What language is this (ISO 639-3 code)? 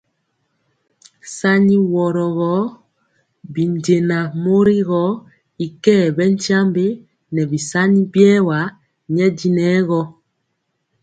mcx